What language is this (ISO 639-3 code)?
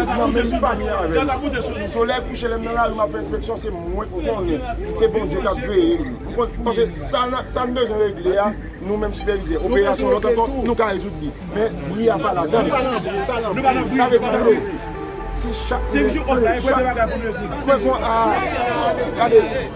fra